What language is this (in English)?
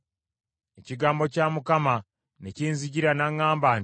Ganda